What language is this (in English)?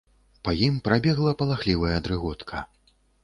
Belarusian